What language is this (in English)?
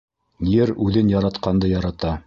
Bashkir